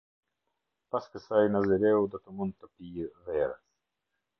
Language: Albanian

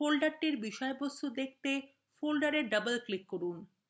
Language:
Bangla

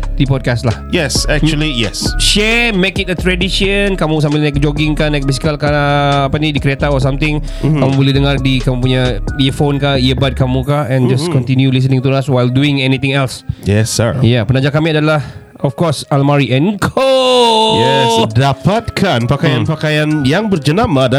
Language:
Malay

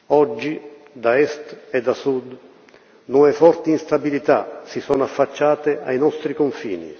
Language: Italian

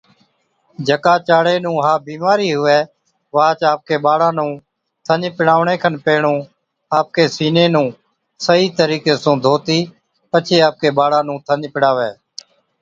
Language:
Od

